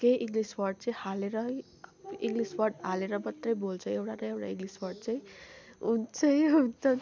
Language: Nepali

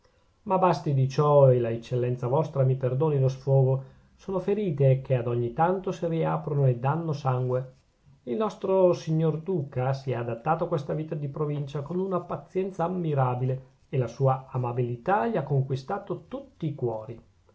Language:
Italian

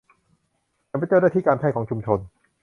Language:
Thai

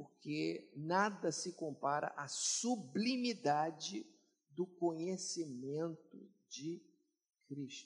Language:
Portuguese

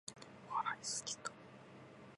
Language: Japanese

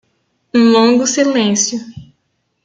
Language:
Portuguese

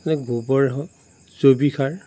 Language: Assamese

